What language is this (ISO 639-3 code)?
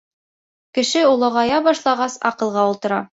bak